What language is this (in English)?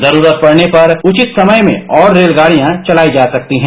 Hindi